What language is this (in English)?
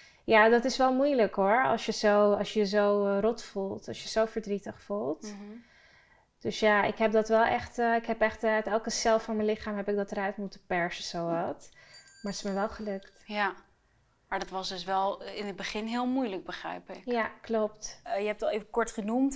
Dutch